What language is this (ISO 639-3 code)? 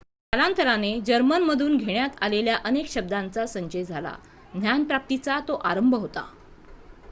mar